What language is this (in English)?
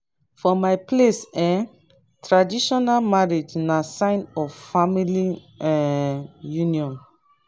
Nigerian Pidgin